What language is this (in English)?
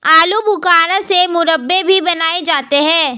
Hindi